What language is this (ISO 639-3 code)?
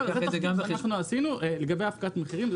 heb